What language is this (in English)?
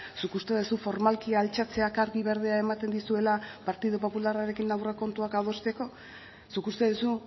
Basque